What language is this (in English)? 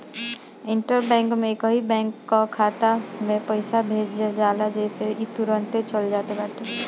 Bhojpuri